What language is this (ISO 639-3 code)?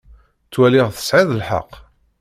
kab